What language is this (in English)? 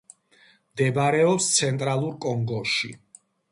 Georgian